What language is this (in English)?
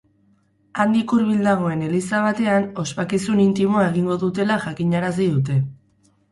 Basque